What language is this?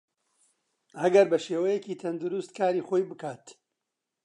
Central Kurdish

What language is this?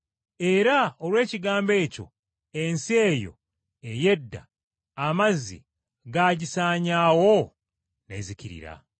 Ganda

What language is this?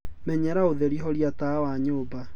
Kikuyu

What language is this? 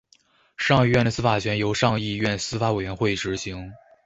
Chinese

